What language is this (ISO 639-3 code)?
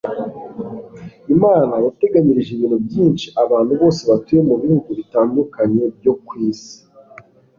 kin